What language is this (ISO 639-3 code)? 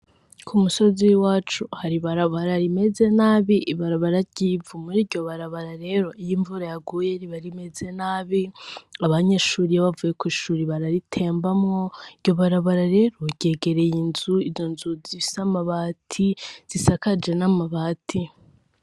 run